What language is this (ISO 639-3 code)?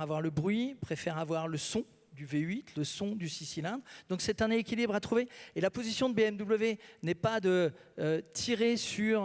fra